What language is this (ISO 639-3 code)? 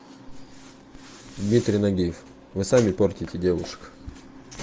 rus